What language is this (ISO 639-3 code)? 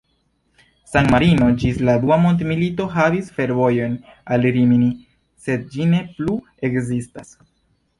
epo